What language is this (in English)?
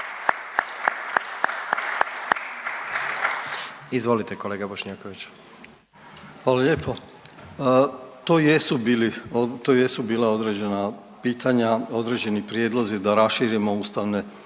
Croatian